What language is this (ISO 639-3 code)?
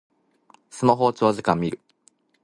jpn